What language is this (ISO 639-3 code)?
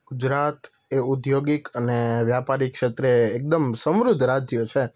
guj